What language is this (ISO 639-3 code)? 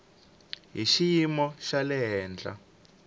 tso